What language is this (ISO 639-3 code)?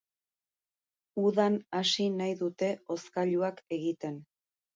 eus